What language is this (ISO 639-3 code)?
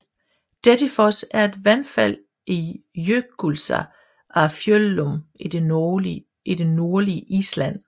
dan